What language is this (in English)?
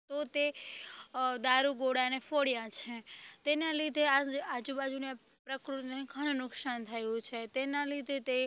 Gujarati